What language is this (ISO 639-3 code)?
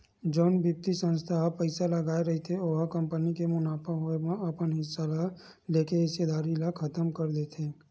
hne